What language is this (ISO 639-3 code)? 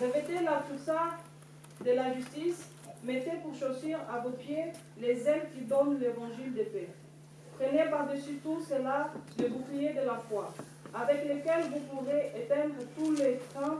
fra